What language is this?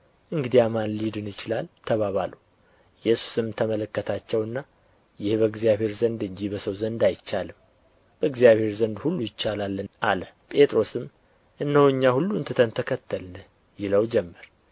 Amharic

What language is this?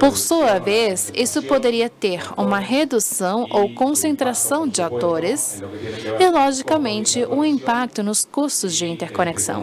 Portuguese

